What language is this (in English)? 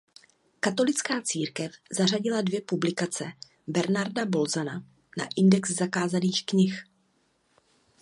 Czech